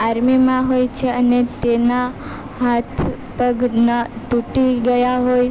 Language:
Gujarati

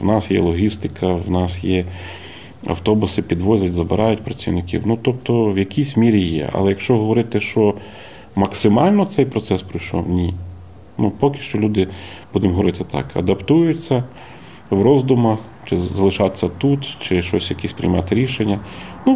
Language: Ukrainian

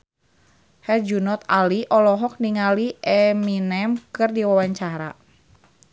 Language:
Sundanese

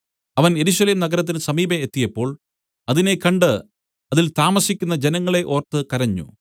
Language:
Malayalam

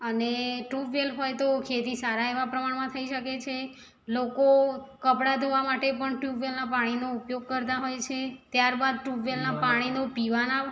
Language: Gujarati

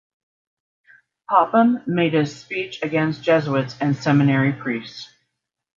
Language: English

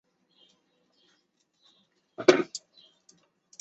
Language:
Chinese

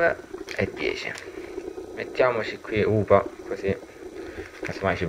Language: Italian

